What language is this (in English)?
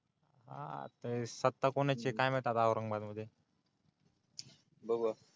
Marathi